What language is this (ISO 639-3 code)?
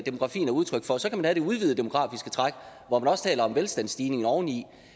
dan